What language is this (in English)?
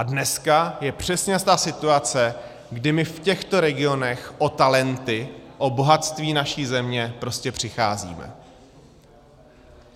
Czech